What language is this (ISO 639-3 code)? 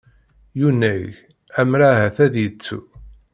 kab